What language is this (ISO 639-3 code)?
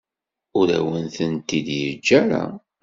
kab